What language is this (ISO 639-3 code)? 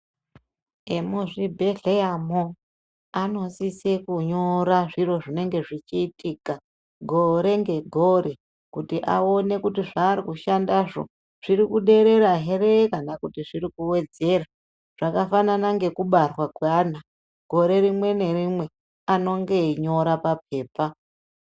ndc